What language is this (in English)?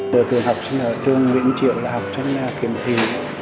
Vietnamese